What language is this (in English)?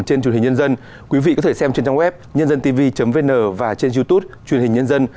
Vietnamese